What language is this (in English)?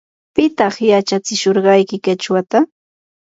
Yanahuanca Pasco Quechua